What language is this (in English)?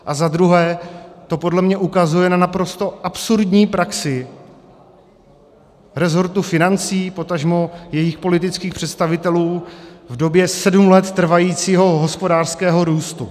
Czech